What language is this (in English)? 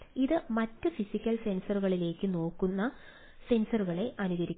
Malayalam